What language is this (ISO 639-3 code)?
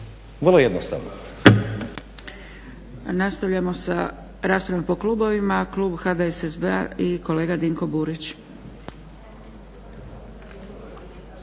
hrv